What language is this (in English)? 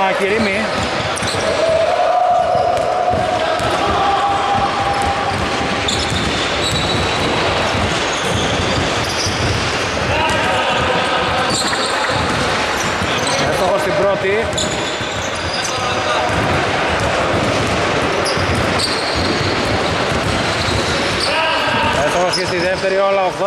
Greek